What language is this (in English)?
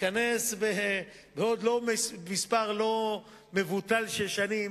Hebrew